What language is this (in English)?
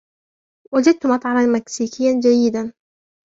Arabic